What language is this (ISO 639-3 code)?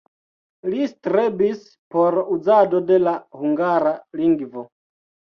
epo